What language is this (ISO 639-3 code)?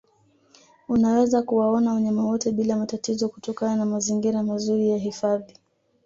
swa